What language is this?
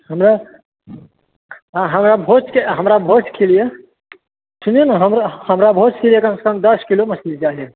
Maithili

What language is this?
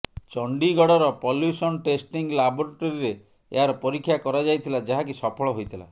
Odia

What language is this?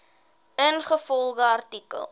Afrikaans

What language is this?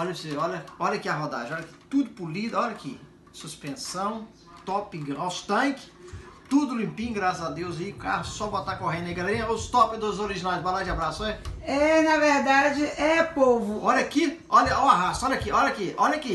Portuguese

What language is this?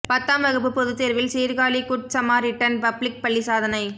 Tamil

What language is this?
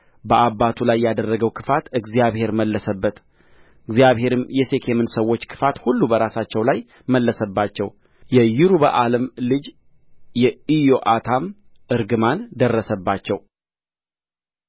Amharic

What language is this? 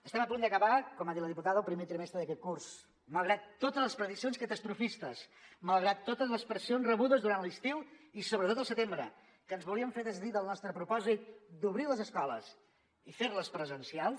Catalan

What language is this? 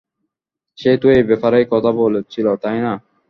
Bangla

